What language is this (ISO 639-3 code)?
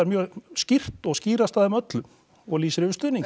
isl